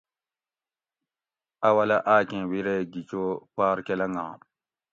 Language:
Gawri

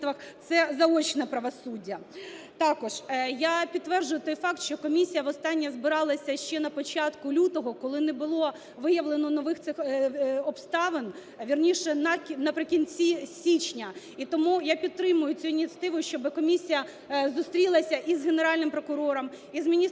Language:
Ukrainian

